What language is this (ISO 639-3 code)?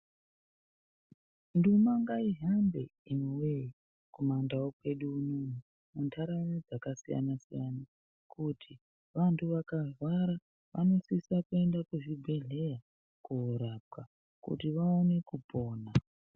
ndc